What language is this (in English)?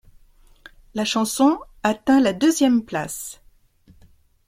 French